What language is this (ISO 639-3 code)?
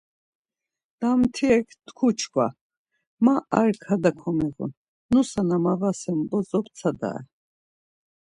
lzz